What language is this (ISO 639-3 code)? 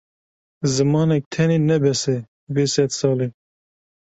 kur